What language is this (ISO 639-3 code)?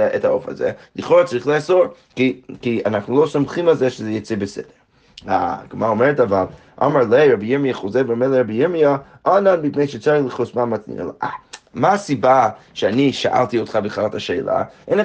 heb